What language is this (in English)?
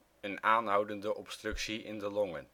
Dutch